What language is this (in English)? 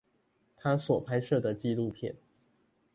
Chinese